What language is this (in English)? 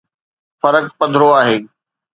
Sindhi